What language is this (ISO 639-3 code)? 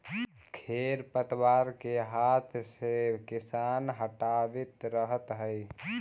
mag